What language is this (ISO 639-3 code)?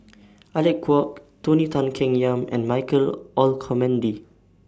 eng